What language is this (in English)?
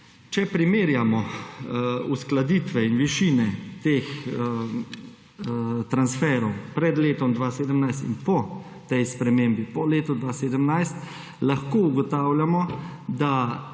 Slovenian